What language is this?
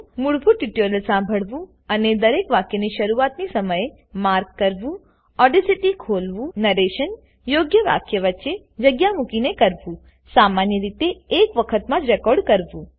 Gujarati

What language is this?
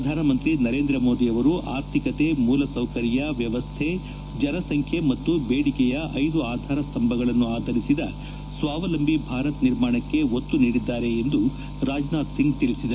Kannada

